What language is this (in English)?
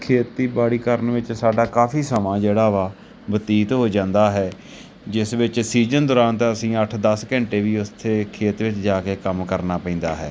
Punjabi